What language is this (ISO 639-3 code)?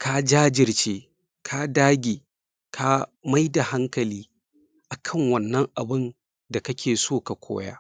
hau